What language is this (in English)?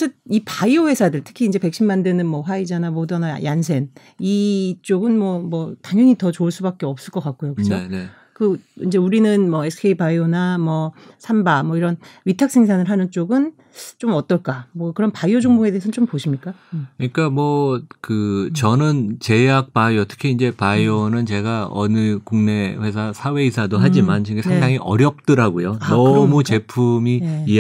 Korean